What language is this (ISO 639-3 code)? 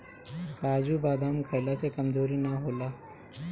bho